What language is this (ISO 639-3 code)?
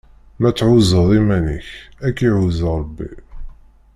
kab